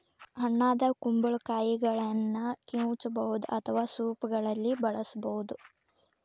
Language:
Kannada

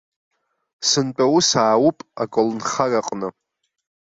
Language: Abkhazian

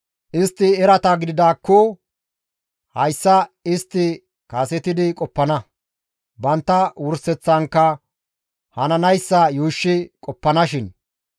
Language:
Gamo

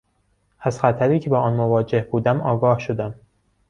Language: Persian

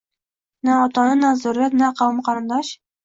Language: Uzbek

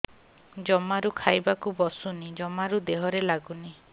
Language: Odia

